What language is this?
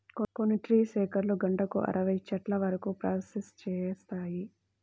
Telugu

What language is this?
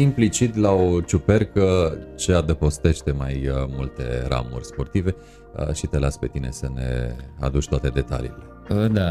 Romanian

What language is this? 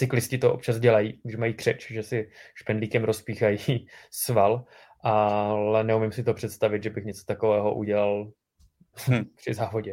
Czech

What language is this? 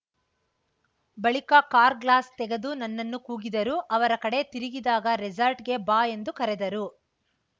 Kannada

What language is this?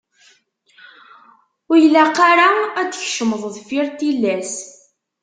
Kabyle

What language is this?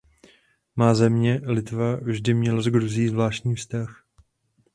Czech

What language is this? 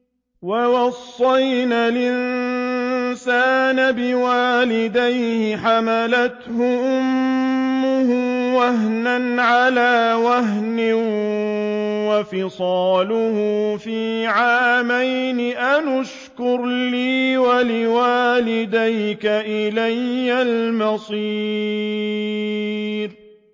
Arabic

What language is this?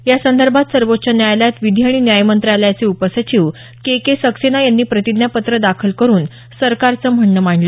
Marathi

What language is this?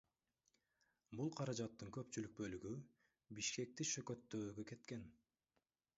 Kyrgyz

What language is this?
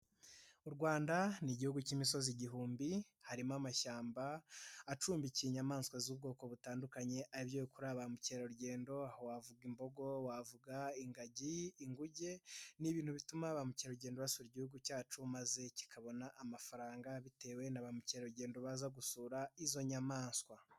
Kinyarwanda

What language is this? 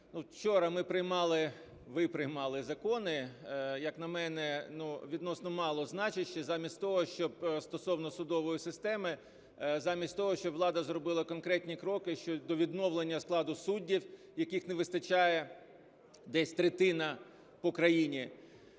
Ukrainian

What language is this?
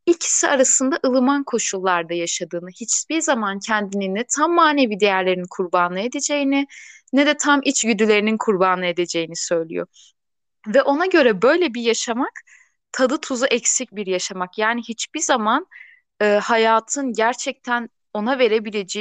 Turkish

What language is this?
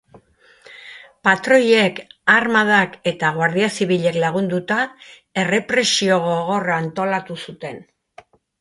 Basque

